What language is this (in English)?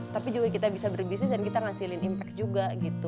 Indonesian